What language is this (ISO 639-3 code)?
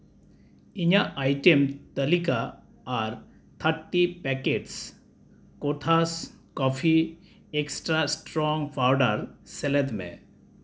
sat